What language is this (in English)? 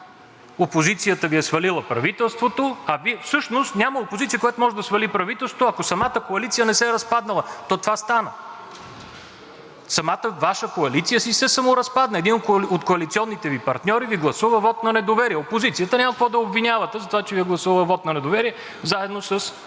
Bulgarian